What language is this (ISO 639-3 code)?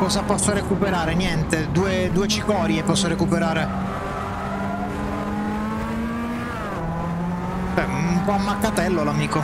ita